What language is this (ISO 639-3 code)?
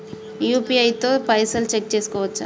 tel